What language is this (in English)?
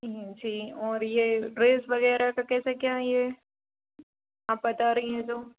Hindi